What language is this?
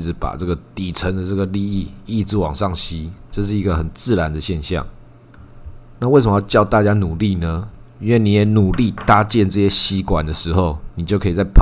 Chinese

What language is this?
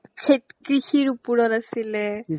Assamese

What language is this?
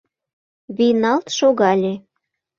Mari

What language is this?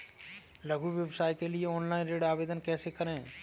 Hindi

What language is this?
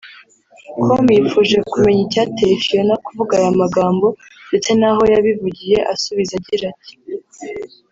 Kinyarwanda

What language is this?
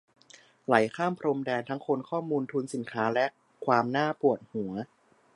Thai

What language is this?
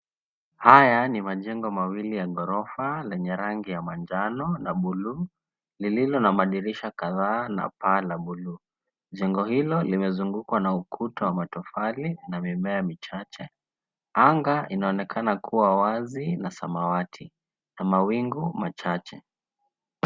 Swahili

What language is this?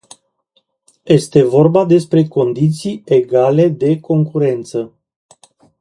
Romanian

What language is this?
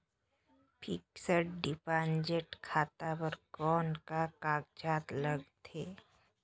Chhattisgarhi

